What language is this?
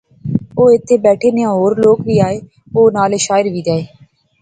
Pahari-Potwari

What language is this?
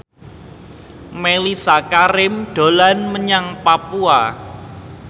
Javanese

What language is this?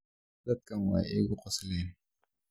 Somali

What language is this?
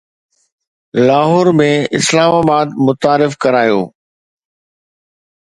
Sindhi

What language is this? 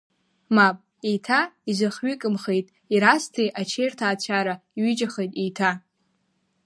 Abkhazian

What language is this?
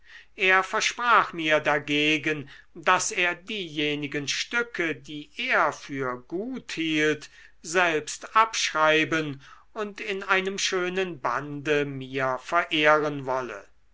German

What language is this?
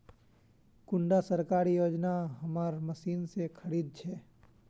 Magahi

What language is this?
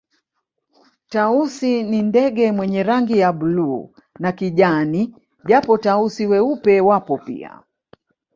Swahili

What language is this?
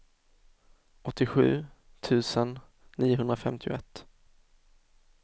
Swedish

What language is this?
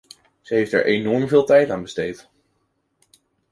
Dutch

